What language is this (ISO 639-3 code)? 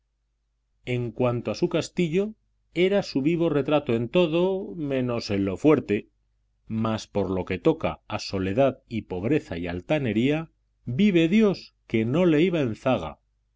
spa